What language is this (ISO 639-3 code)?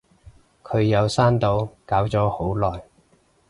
yue